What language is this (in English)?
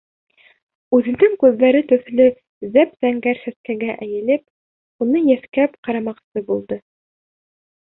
Bashkir